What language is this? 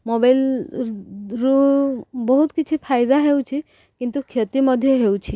Odia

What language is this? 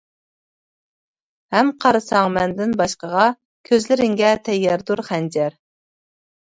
Uyghur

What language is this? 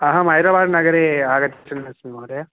Sanskrit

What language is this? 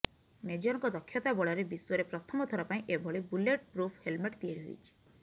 Odia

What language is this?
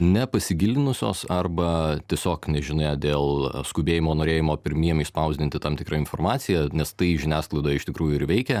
Lithuanian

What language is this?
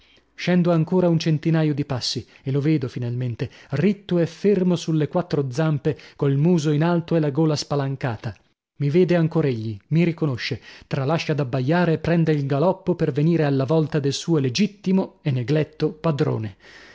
Italian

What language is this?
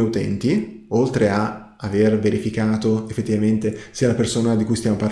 Italian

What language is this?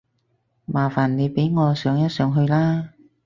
Cantonese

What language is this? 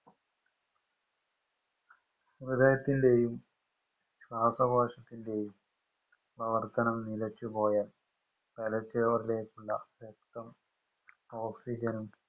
Malayalam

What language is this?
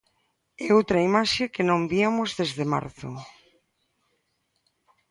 Galician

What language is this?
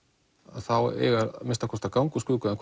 Icelandic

